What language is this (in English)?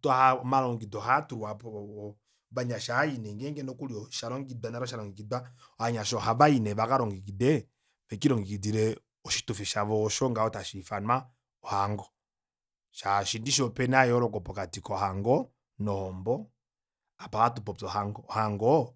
Kuanyama